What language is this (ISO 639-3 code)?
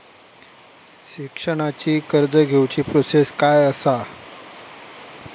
mar